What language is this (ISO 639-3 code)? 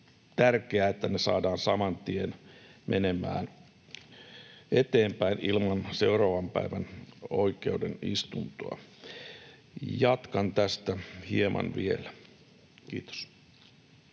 fin